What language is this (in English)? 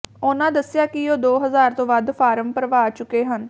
Punjabi